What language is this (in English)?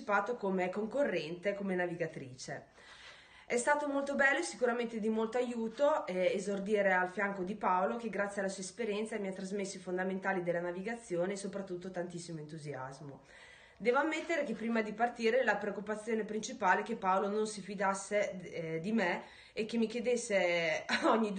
Italian